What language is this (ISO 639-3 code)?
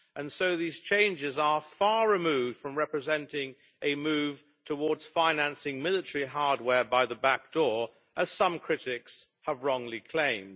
eng